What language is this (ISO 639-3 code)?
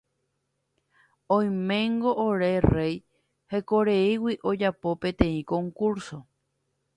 grn